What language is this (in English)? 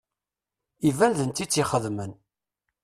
Kabyle